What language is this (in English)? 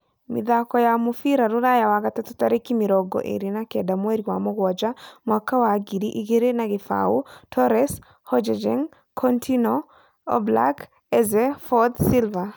Kikuyu